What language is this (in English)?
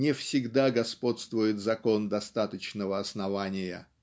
Russian